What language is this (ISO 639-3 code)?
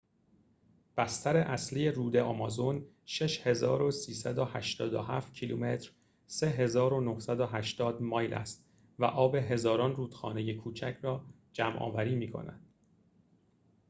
fas